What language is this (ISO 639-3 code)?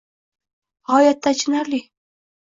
uzb